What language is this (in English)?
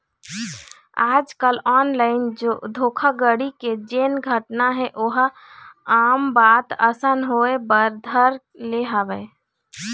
Chhattisgarhi